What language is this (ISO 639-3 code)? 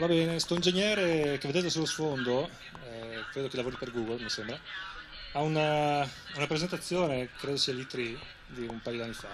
ita